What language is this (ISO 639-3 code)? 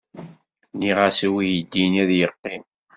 kab